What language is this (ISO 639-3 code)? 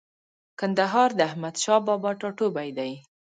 pus